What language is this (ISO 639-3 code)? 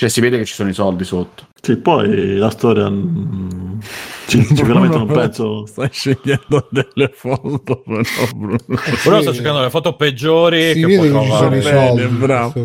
ita